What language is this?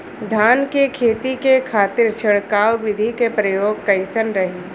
Bhojpuri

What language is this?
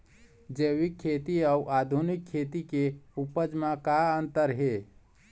Chhattisgarhi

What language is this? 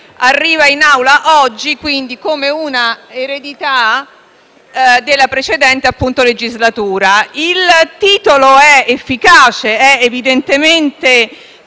Italian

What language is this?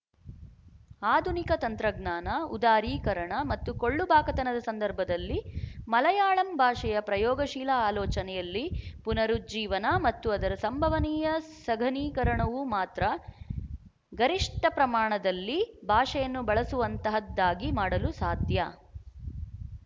Kannada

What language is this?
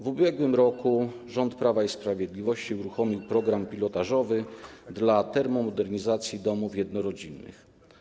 Polish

